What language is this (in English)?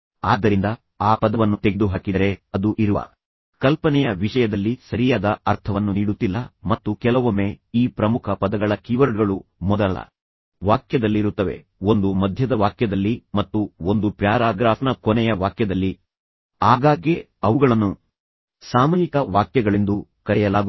Kannada